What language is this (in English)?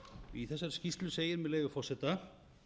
Icelandic